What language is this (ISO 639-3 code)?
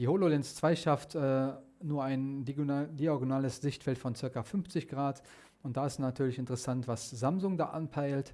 deu